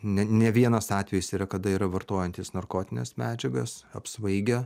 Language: Lithuanian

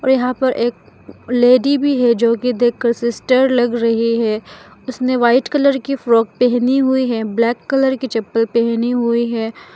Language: Hindi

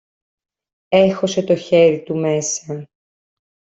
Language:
Greek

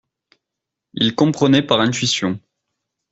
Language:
French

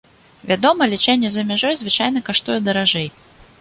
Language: Belarusian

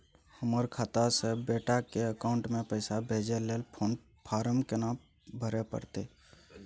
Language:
Maithili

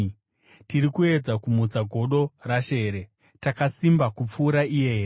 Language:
Shona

